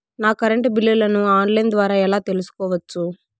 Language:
Telugu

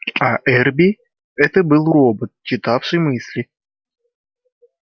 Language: Russian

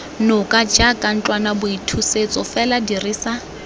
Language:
Tswana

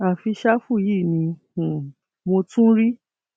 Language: Yoruba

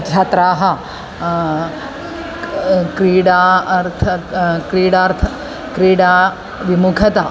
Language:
Sanskrit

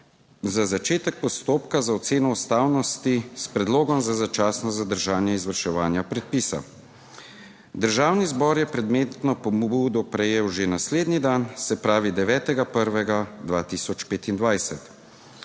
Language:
Slovenian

